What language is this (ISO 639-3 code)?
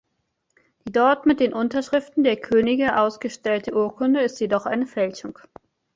deu